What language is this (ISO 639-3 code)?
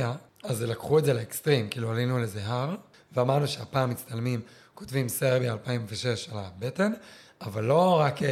heb